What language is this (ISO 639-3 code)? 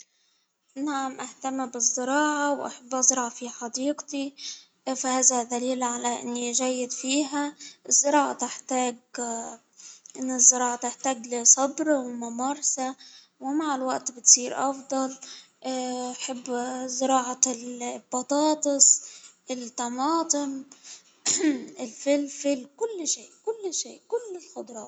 acw